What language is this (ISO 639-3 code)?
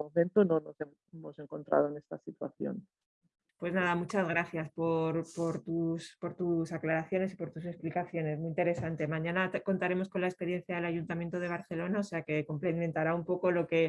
spa